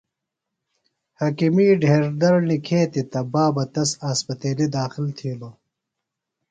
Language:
Phalura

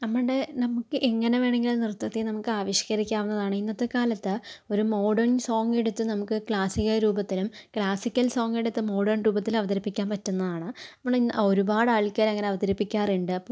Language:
Malayalam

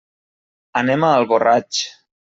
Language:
Catalan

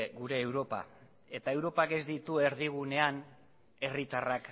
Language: Basque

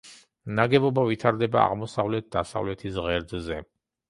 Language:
Georgian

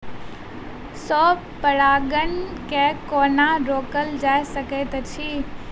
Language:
Maithili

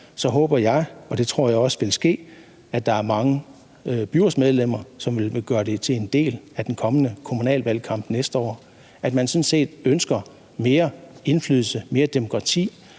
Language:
Danish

